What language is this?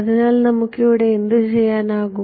Malayalam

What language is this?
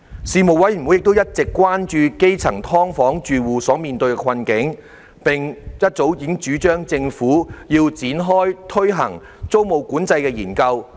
Cantonese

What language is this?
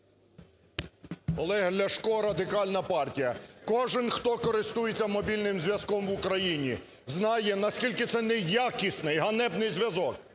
Ukrainian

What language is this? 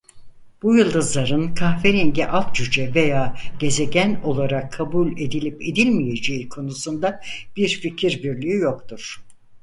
Turkish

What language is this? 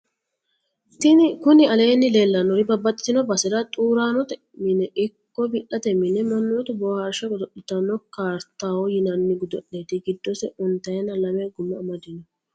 Sidamo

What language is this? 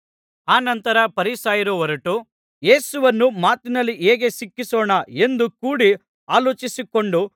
Kannada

